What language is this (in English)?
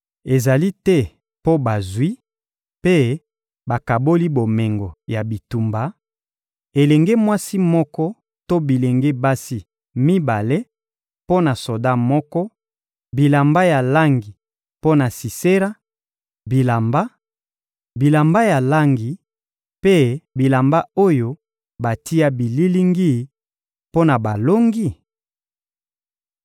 Lingala